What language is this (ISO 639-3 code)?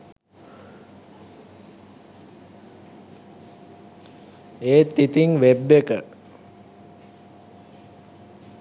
sin